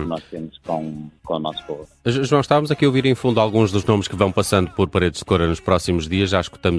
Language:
Portuguese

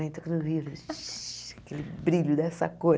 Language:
Portuguese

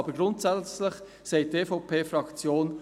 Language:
Swiss German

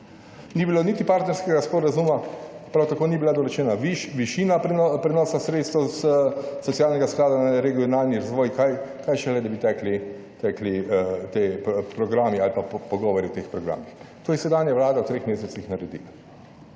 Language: Slovenian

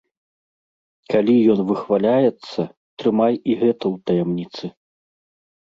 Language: Belarusian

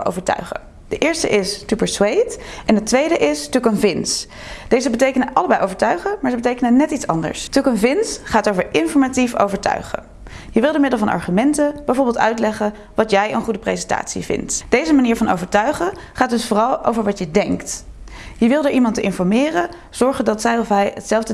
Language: Dutch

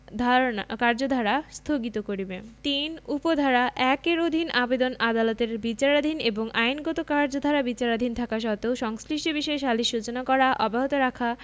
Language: Bangla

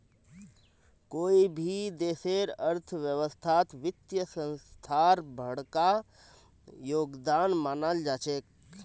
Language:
Magahi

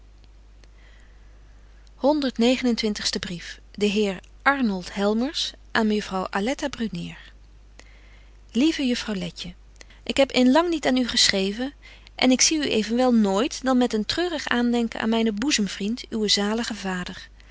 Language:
Dutch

